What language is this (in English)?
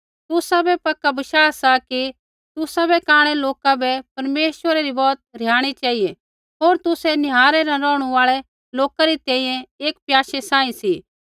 Kullu Pahari